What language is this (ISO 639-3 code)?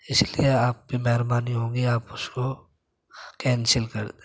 urd